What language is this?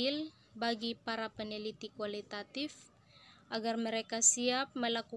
Indonesian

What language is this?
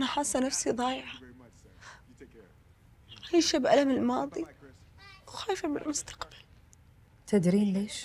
Arabic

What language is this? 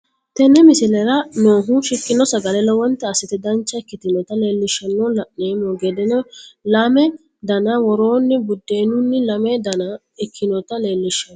Sidamo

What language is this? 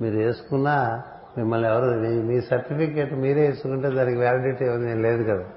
Telugu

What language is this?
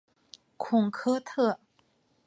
Chinese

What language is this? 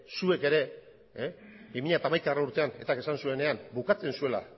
Basque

